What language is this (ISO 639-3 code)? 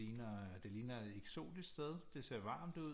dan